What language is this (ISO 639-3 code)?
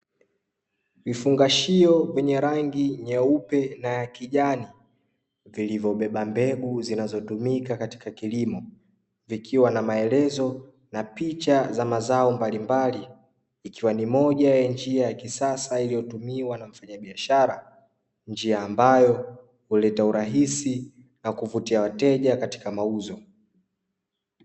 swa